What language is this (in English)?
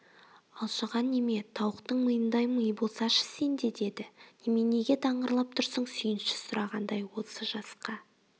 Kazakh